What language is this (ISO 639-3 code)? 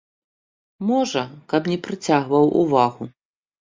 bel